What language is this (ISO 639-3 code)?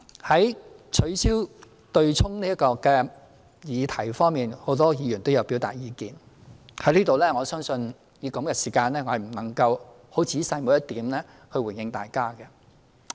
yue